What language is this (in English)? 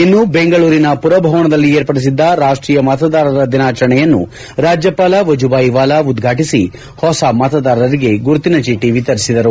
Kannada